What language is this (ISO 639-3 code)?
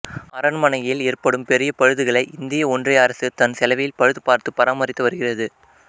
tam